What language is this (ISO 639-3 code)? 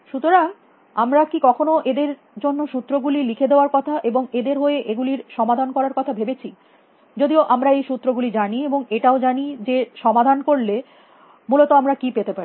ben